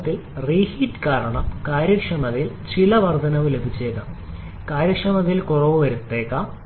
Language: Malayalam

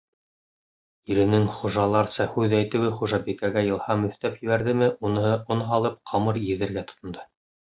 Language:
Bashkir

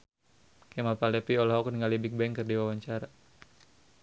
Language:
Sundanese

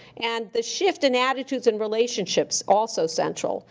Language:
English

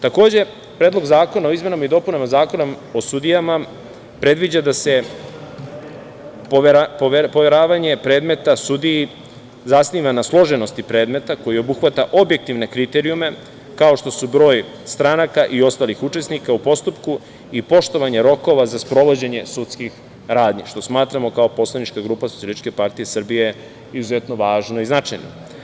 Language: Serbian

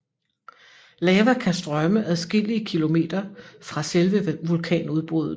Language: Danish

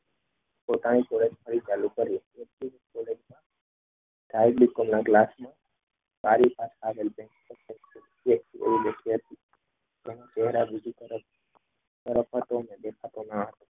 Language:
Gujarati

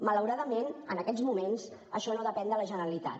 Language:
Catalan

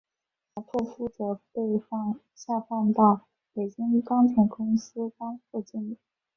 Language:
Chinese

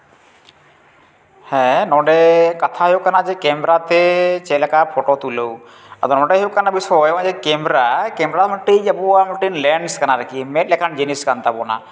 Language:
Santali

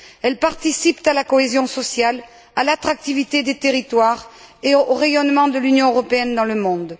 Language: French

